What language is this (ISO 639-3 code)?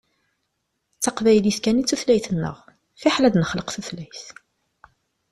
kab